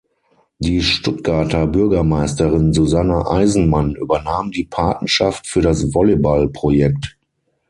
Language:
German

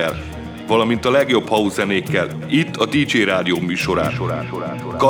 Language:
Hungarian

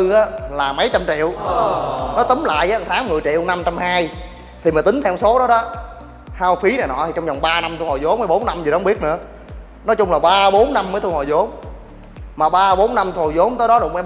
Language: Vietnamese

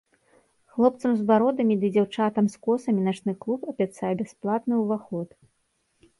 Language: Belarusian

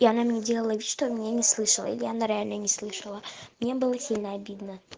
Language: Russian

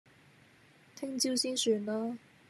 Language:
Cantonese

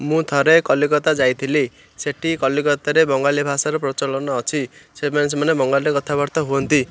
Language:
Odia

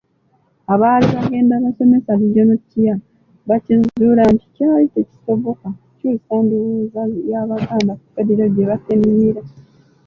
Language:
Ganda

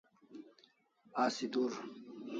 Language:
Kalasha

